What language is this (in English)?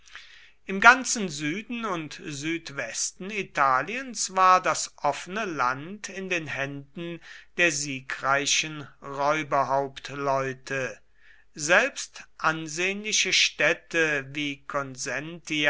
German